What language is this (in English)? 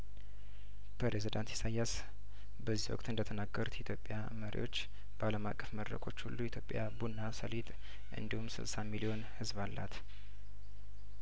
Amharic